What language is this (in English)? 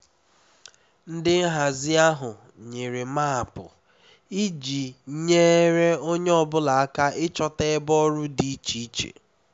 Igbo